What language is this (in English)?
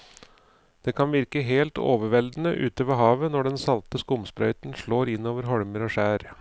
Norwegian